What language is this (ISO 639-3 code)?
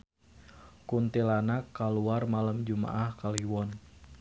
sun